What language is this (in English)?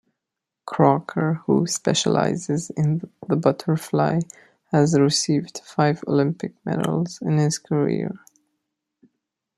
English